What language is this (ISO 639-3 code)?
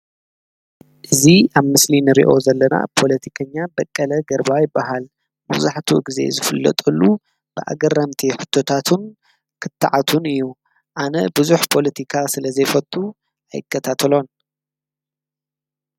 tir